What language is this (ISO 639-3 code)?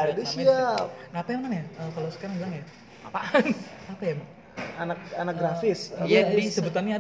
ind